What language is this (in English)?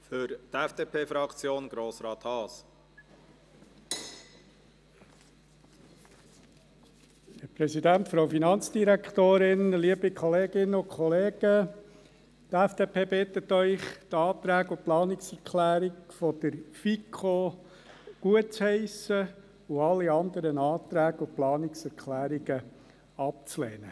Swiss German